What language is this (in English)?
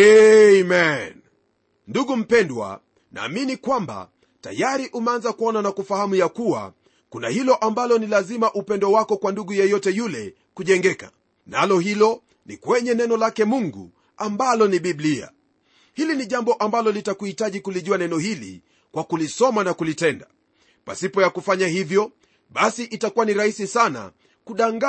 Swahili